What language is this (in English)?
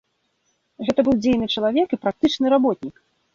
Belarusian